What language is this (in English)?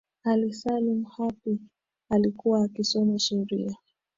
Swahili